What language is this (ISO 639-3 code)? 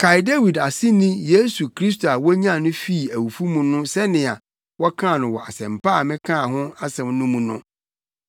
aka